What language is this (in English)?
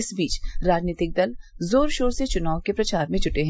Hindi